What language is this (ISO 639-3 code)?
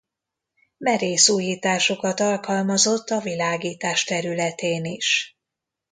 hun